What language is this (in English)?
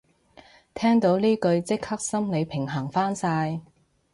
Cantonese